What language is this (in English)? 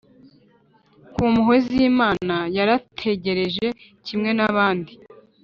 Kinyarwanda